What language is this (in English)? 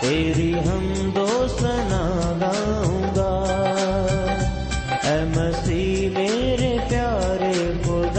Urdu